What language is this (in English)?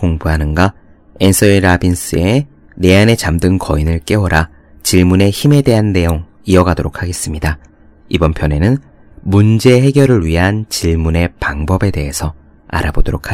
Korean